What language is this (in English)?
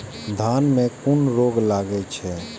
Maithili